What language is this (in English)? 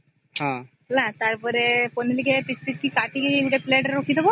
Odia